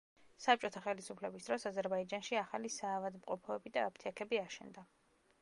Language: Georgian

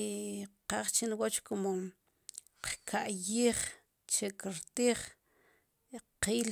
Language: Sipacapense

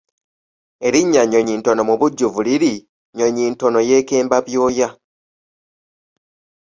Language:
Ganda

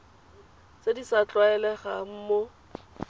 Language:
Tswana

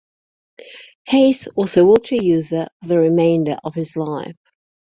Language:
English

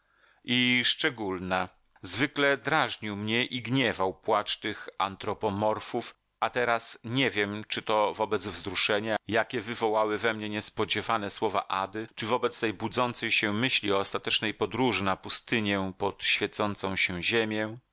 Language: Polish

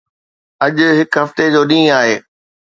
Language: Sindhi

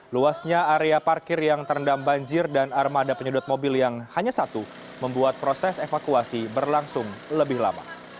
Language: Indonesian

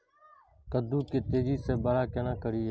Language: Maithili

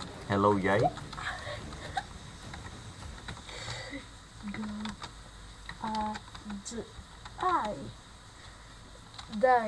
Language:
Dutch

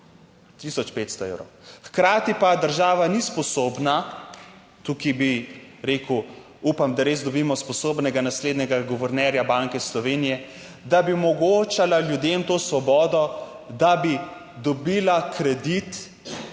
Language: Slovenian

